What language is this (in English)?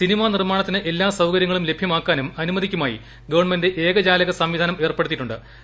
Malayalam